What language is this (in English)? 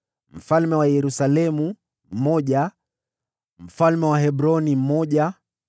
Swahili